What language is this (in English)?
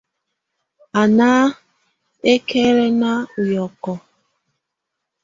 Tunen